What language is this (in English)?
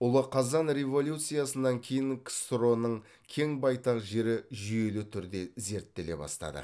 Kazakh